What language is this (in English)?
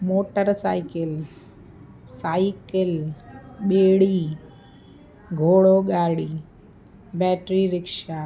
Sindhi